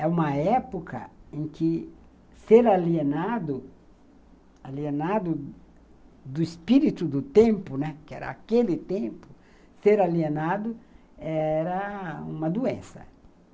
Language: Portuguese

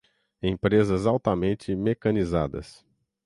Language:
Portuguese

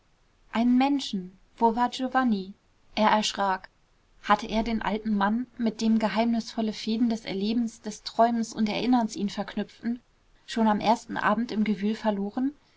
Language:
German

